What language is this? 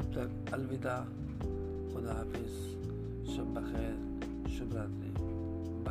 Hindi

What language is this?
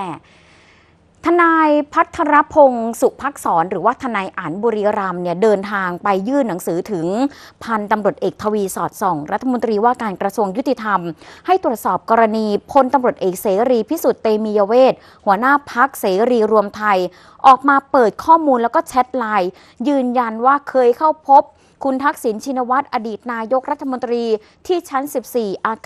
Thai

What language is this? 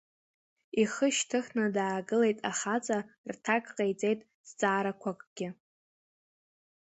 Abkhazian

